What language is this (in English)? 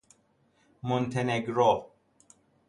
Persian